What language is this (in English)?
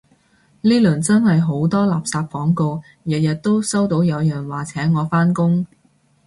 Cantonese